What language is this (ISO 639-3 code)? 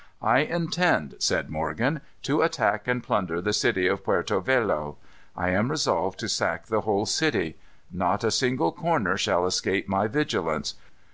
eng